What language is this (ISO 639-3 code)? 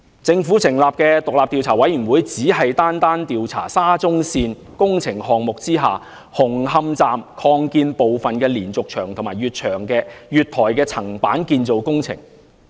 yue